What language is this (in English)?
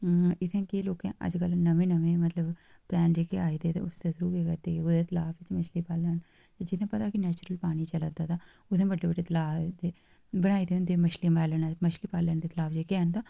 Dogri